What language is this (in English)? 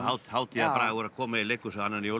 Icelandic